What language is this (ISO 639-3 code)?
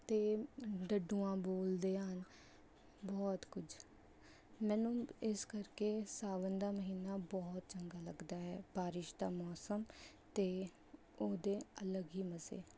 pan